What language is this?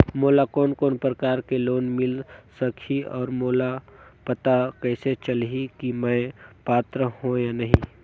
Chhattisgarhi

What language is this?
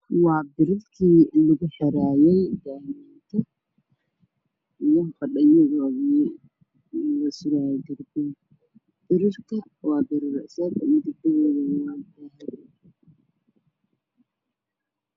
Somali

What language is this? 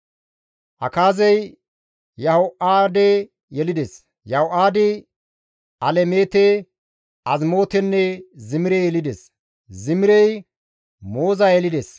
Gamo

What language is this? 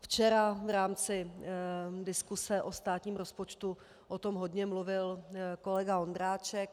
Czech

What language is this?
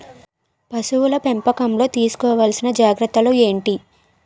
Telugu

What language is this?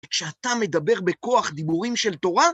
Hebrew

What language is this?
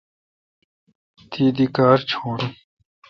Kalkoti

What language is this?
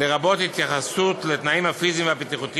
Hebrew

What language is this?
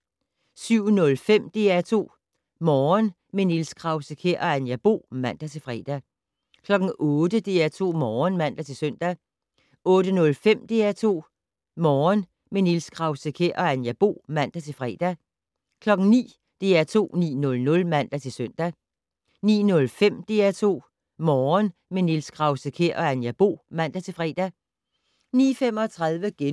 Danish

